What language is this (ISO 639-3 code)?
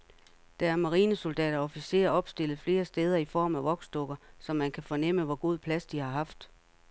dan